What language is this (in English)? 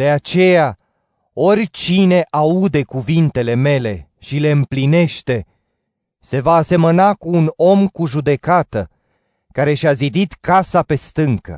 Romanian